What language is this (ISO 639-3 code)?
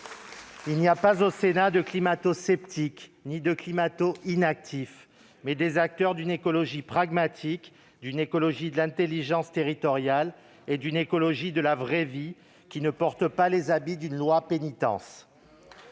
fra